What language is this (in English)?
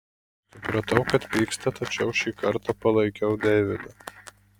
Lithuanian